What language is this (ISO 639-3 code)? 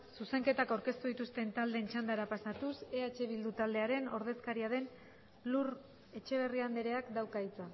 eus